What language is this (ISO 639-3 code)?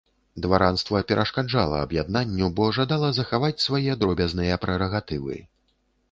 bel